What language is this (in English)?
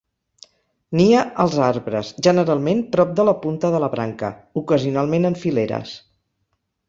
Catalan